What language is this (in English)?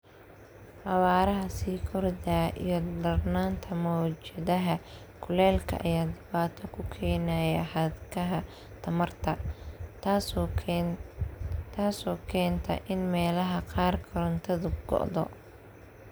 Somali